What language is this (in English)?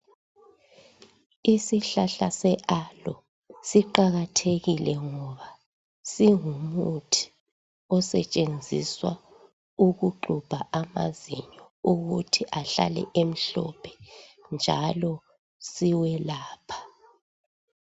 North Ndebele